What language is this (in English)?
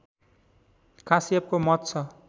Nepali